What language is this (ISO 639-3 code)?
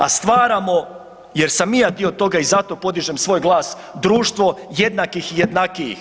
hrv